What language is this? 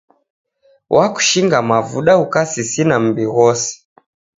Taita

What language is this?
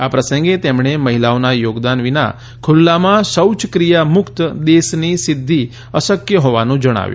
Gujarati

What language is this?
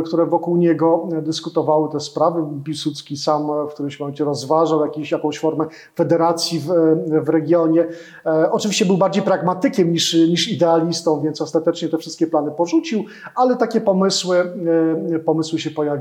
Polish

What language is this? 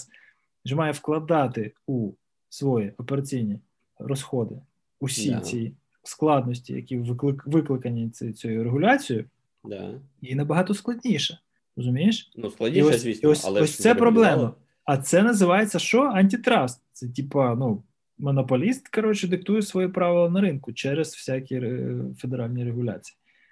Ukrainian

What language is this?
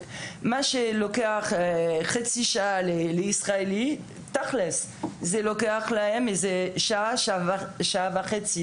Hebrew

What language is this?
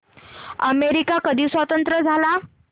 Marathi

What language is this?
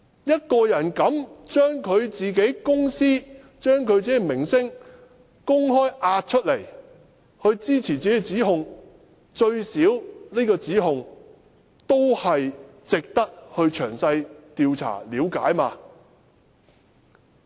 Cantonese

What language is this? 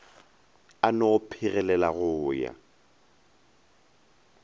Northern Sotho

